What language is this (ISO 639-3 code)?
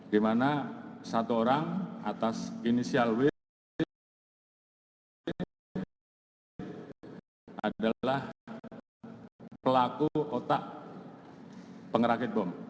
ind